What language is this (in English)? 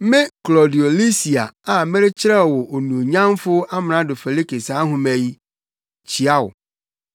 Akan